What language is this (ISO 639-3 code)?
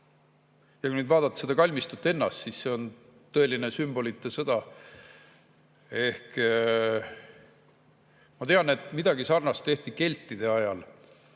est